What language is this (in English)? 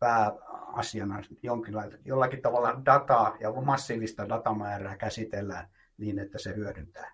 Finnish